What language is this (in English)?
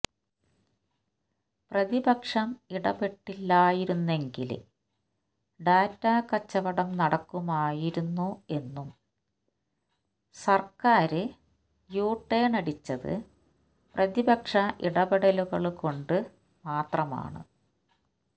Malayalam